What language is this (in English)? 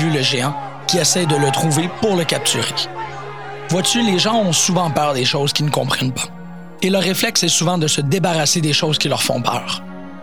French